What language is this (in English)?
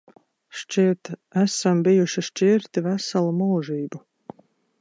Latvian